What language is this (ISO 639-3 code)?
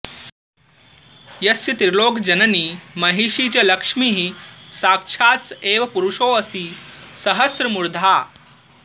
san